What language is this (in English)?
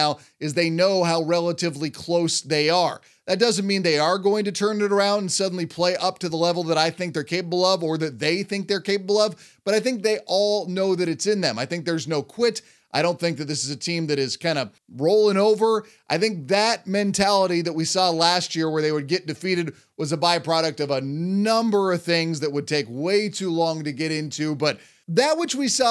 English